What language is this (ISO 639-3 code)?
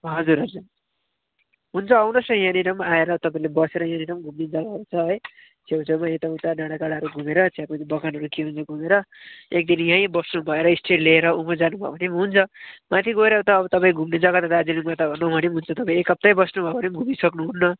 nep